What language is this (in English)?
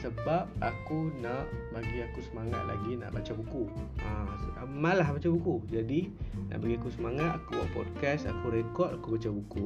Malay